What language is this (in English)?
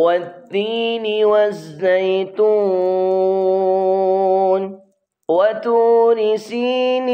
Arabic